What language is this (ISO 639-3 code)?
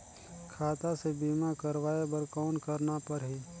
hne